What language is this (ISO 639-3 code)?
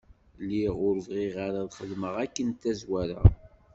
kab